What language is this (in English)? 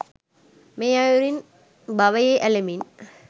Sinhala